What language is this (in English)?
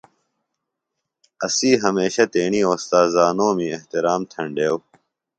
Phalura